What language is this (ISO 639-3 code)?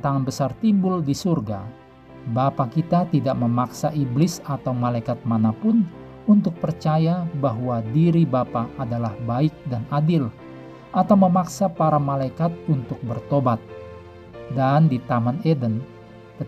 ind